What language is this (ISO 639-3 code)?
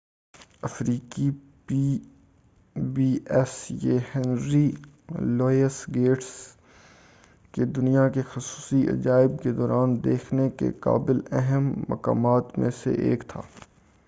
urd